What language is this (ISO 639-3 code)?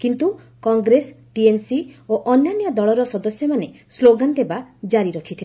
ori